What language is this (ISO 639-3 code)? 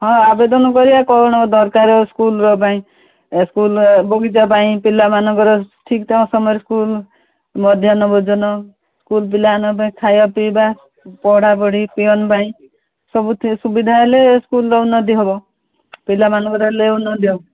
ori